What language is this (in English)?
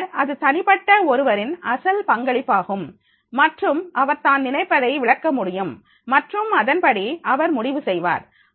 Tamil